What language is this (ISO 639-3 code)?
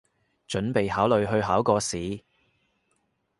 yue